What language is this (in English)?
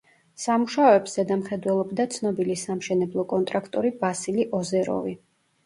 Georgian